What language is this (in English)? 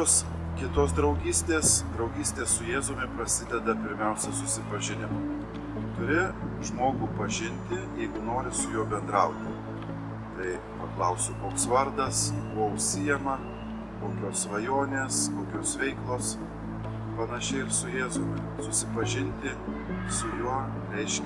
Lithuanian